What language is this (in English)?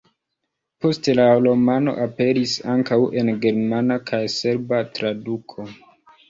Esperanto